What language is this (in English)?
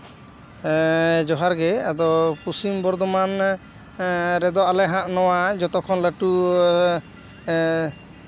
Santali